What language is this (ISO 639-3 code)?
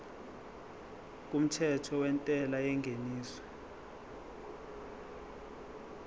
zul